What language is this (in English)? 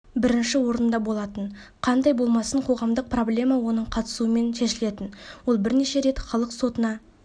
Kazakh